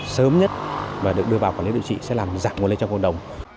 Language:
Vietnamese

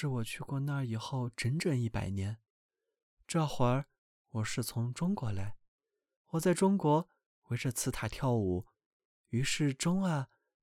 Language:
Chinese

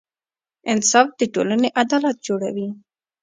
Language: Pashto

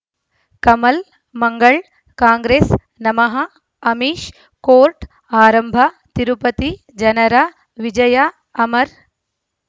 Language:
Kannada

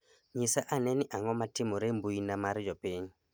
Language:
Luo (Kenya and Tanzania)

